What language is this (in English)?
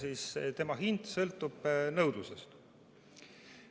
Estonian